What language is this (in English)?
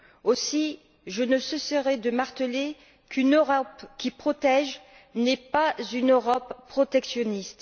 French